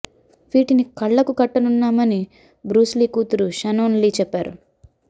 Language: Telugu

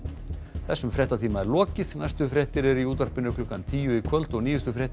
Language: Icelandic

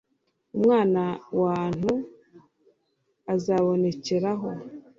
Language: Kinyarwanda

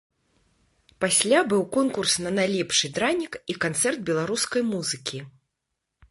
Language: Belarusian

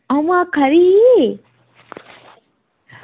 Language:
Dogri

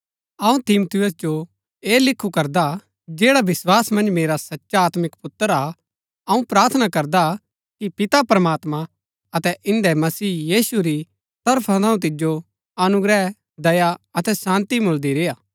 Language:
Gaddi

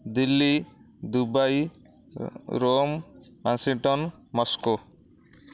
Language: Odia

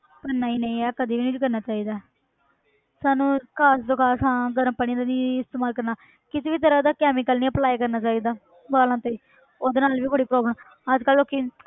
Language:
Punjabi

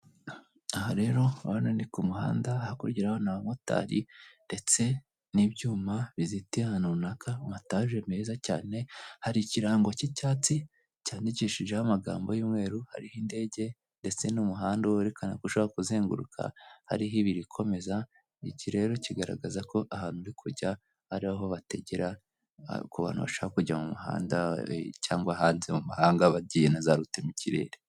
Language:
Kinyarwanda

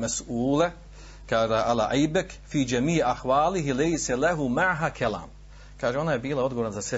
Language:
Croatian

